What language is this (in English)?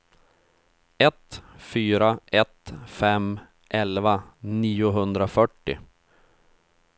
Swedish